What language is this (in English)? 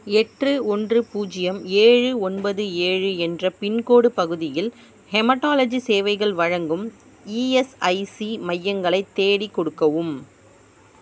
Tamil